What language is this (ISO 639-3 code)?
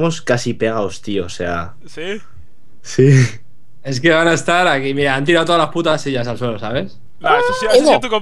spa